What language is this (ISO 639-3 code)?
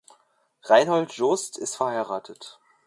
deu